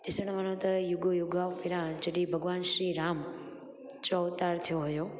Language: Sindhi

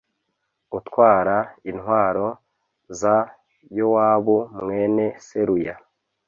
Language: Kinyarwanda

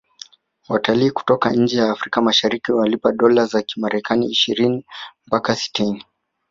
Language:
Swahili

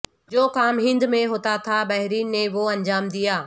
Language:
Urdu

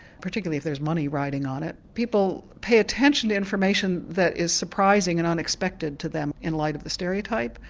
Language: English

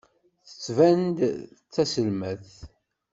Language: Kabyle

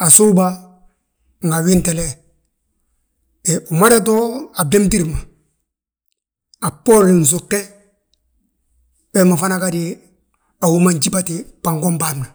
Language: Balanta-Ganja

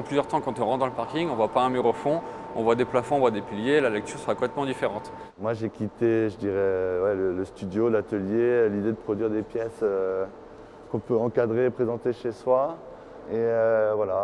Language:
French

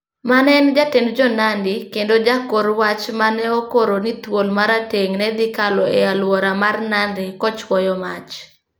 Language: Luo (Kenya and Tanzania)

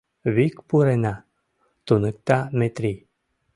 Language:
Mari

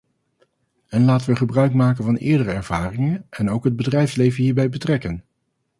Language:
Dutch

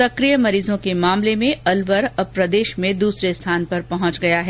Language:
Hindi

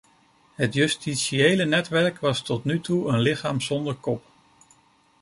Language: Dutch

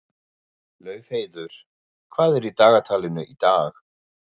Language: Icelandic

